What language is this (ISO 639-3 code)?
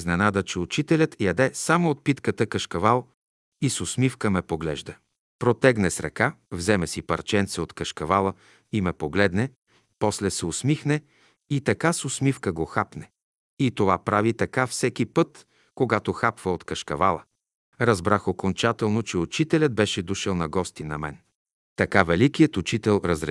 bul